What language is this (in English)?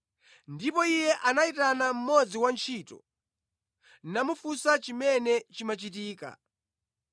Nyanja